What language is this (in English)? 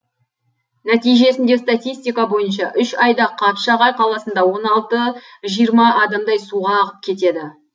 Kazakh